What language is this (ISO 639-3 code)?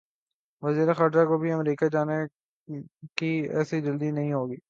urd